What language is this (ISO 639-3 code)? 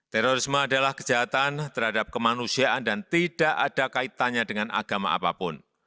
ind